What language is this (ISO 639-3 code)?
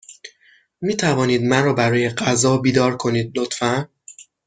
fas